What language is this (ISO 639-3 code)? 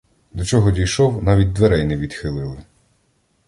ukr